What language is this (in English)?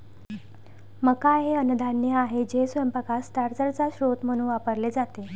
Marathi